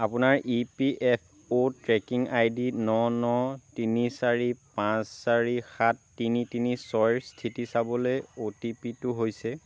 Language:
Assamese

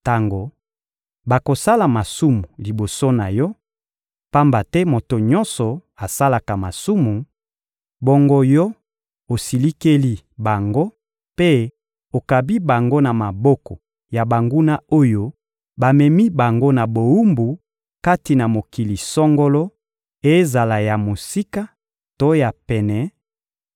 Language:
Lingala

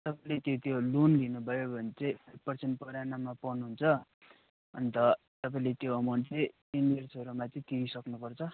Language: Nepali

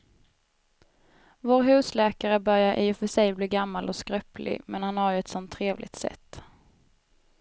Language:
Swedish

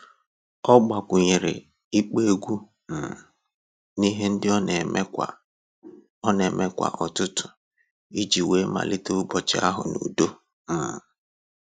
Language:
Igbo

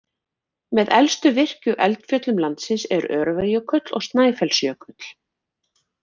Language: Icelandic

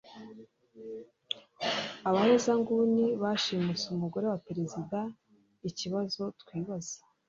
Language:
Kinyarwanda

